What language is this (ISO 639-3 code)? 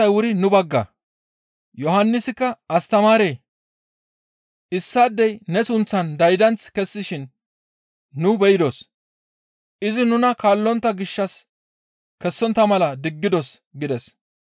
gmv